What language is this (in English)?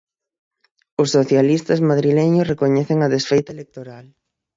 Galician